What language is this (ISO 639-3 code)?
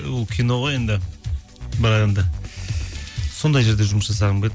kaz